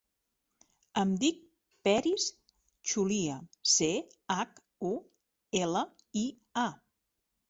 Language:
Catalan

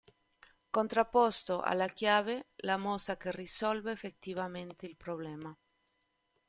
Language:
Italian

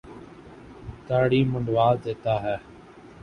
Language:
Urdu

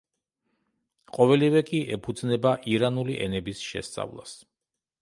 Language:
Georgian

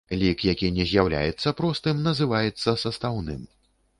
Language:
Belarusian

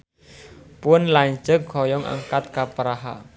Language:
Sundanese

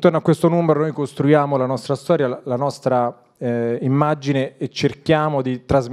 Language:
Italian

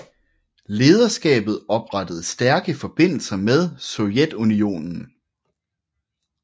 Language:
Danish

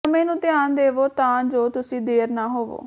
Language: Punjabi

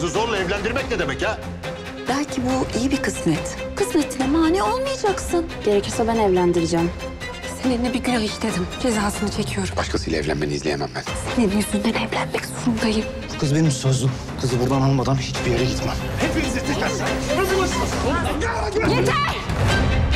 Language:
Turkish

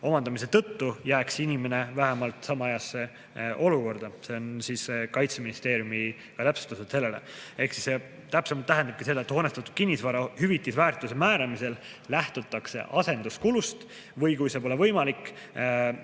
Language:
Estonian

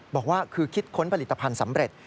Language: Thai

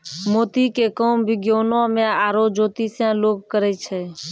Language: Maithili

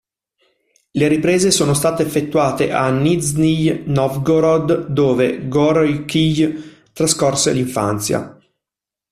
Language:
Italian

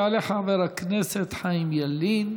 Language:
Hebrew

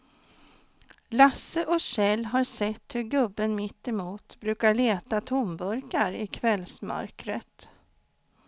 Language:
Swedish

